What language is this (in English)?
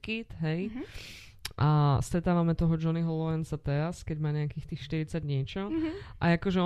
Slovak